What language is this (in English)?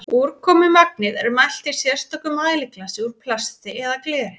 Icelandic